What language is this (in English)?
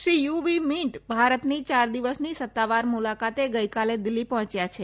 Gujarati